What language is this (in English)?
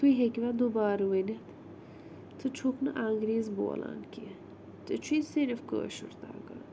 Kashmiri